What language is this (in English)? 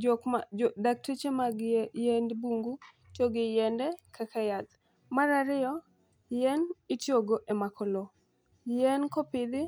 Luo (Kenya and Tanzania)